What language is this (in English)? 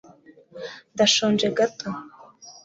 Kinyarwanda